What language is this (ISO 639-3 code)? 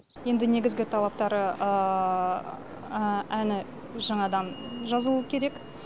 kaz